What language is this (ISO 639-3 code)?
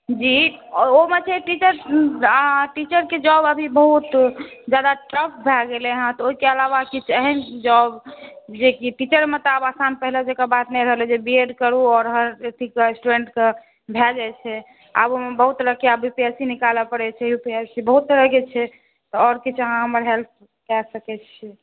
mai